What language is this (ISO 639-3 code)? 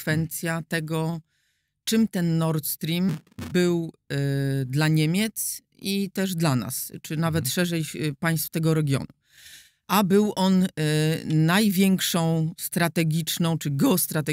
pol